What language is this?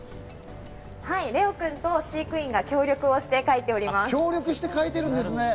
Japanese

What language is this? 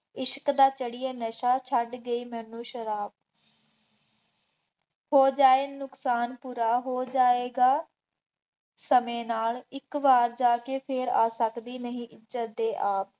Punjabi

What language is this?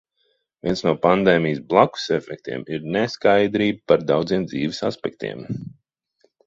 Latvian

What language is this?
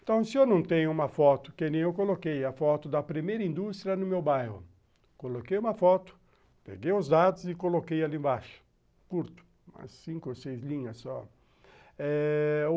Portuguese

